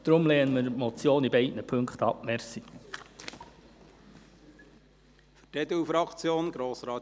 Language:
Swiss German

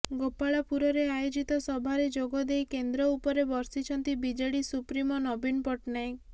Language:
Odia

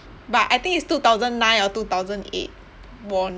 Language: English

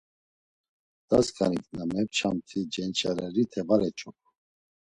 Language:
Laz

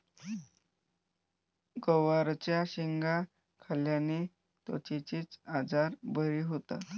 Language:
Marathi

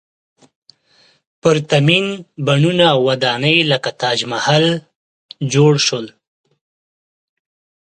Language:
Pashto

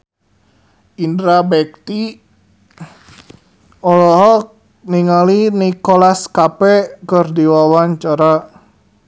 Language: Sundanese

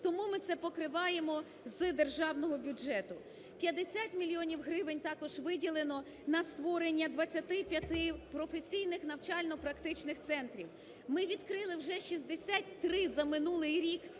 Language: Ukrainian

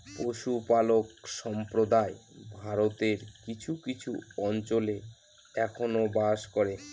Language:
Bangla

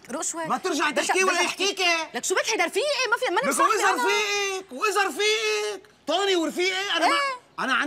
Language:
Arabic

